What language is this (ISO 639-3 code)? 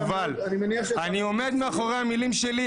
heb